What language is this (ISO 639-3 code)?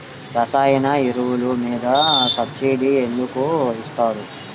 tel